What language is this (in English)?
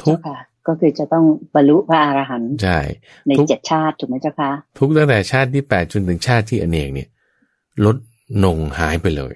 Thai